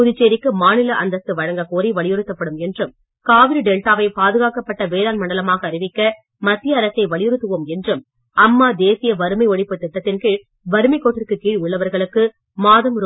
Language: Tamil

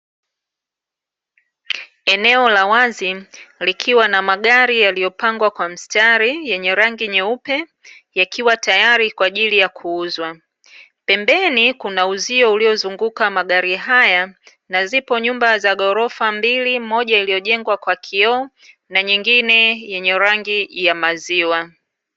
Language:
Swahili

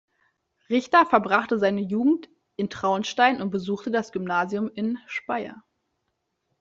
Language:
German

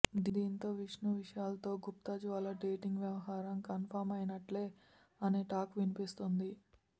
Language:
Telugu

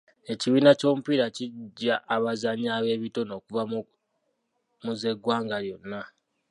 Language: Ganda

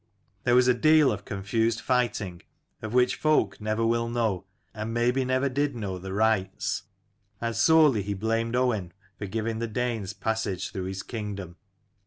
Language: English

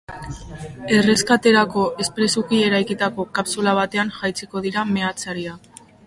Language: Basque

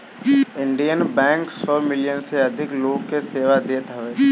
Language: Bhojpuri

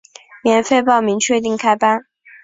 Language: Chinese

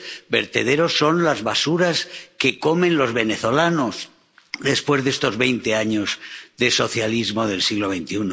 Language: Spanish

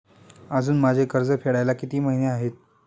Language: Marathi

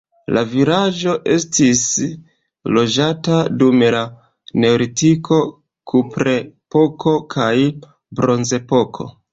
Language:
Esperanto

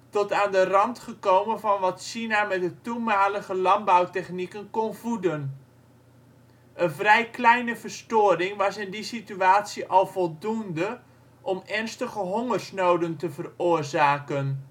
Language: Dutch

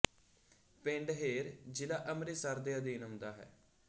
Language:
Punjabi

